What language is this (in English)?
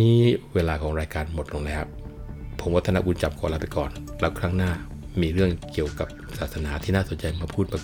Thai